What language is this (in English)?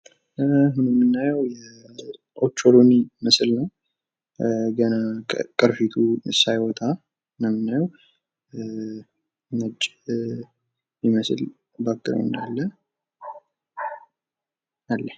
Amharic